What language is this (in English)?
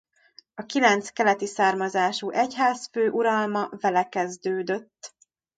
Hungarian